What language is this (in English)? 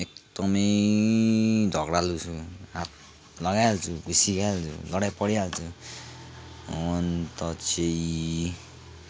Nepali